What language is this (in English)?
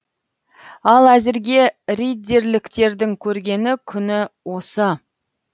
Kazakh